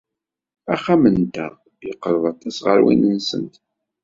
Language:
Kabyle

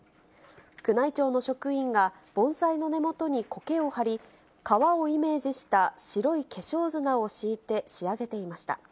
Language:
Japanese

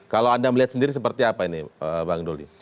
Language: Indonesian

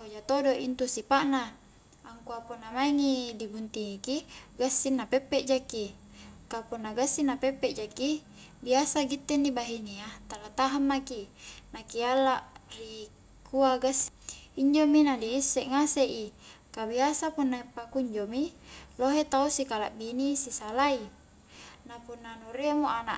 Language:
Highland Konjo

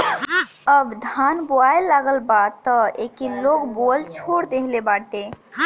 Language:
Bhojpuri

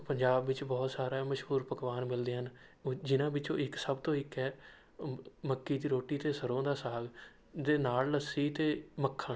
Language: Punjabi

